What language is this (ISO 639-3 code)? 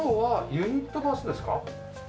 jpn